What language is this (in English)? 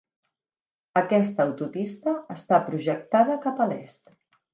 Catalan